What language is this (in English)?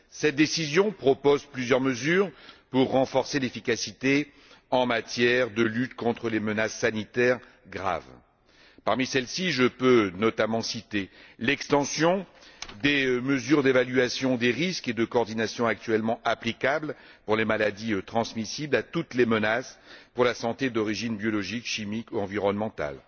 French